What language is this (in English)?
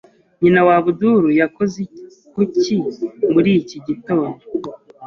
Kinyarwanda